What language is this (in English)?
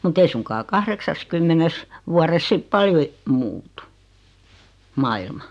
Finnish